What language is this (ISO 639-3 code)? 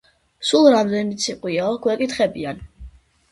kat